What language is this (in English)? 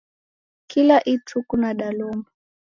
Taita